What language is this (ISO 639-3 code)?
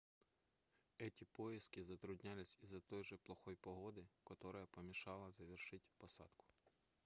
rus